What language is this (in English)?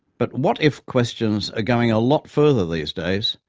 English